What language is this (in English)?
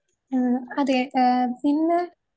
Malayalam